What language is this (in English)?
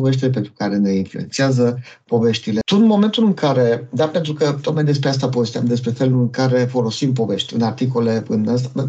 Romanian